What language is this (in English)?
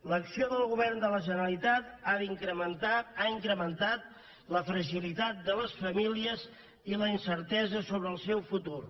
Catalan